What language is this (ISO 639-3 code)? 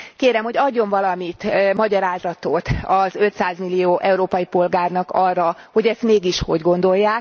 hun